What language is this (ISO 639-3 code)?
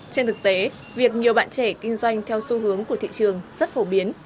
vie